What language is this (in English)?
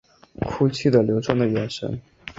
Chinese